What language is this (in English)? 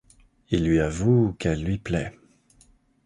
French